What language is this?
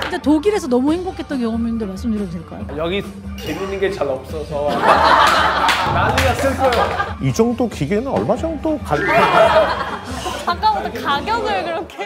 Korean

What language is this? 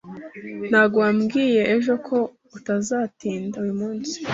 Kinyarwanda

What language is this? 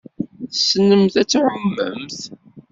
Kabyle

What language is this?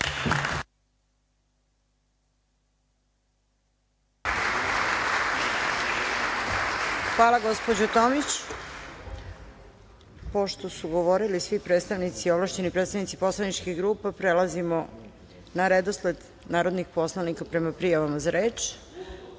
Serbian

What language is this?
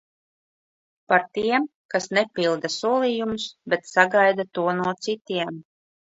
Latvian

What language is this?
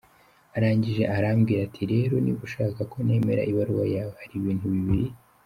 Kinyarwanda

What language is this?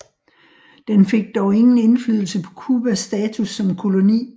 Danish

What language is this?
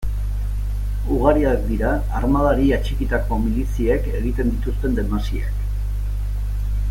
Basque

